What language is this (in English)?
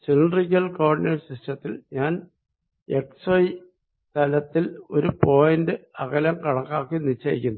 Malayalam